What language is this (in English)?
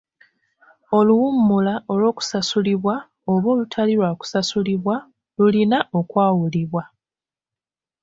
Ganda